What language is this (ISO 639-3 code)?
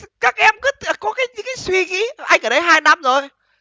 vie